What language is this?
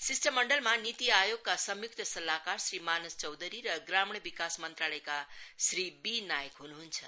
Nepali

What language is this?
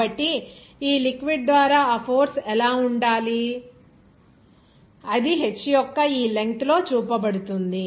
Telugu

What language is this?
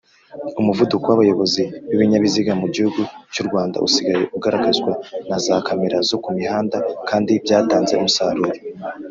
Kinyarwanda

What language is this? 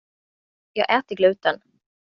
Swedish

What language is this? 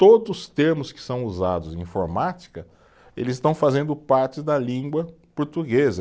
Portuguese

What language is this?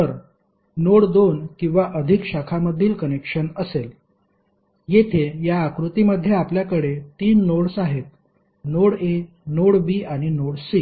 Marathi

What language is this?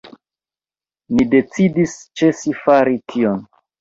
Esperanto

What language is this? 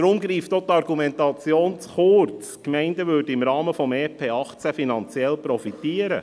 Swiss German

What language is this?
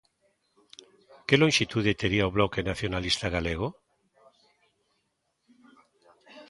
Galician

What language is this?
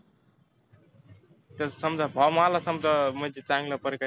Marathi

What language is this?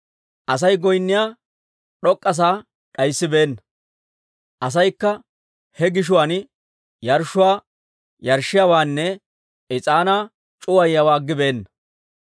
Dawro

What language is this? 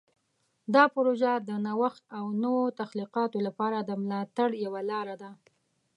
Pashto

